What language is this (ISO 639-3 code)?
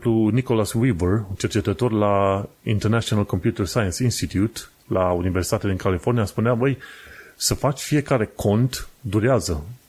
ron